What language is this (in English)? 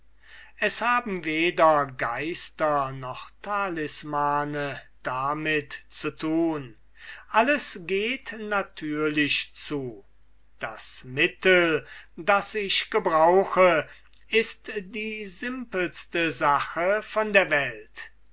German